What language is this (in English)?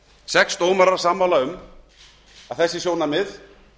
Icelandic